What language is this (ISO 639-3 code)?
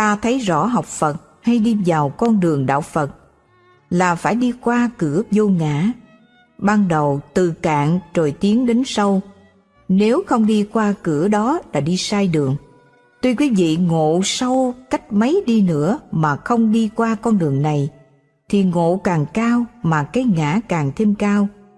vie